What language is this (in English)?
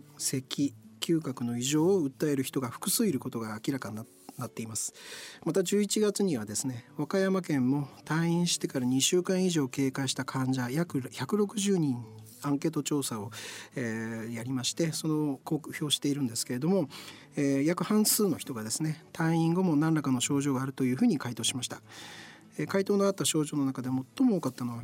Japanese